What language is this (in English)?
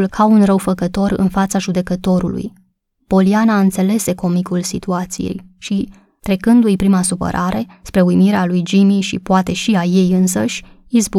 Romanian